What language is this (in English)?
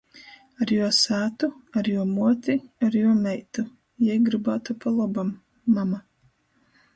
Latgalian